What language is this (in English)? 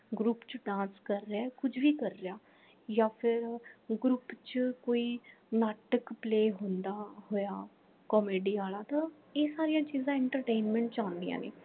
Punjabi